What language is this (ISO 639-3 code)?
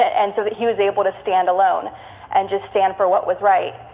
eng